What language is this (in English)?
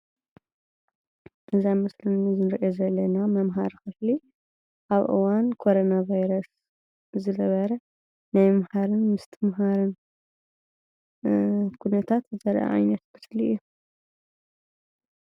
Tigrinya